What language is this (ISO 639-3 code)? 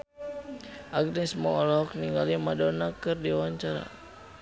sun